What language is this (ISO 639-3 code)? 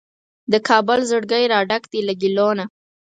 pus